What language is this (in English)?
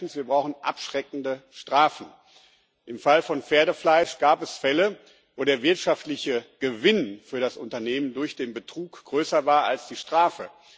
German